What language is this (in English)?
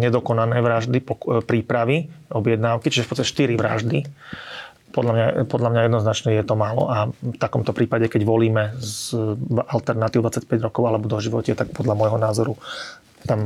Slovak